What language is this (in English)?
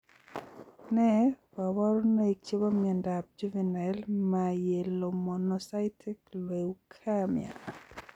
Kalenjin